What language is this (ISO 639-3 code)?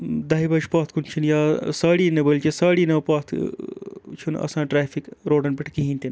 kas